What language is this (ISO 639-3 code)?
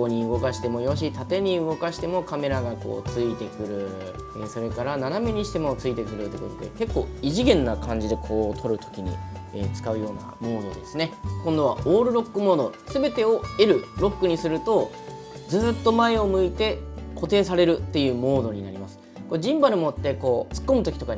jpn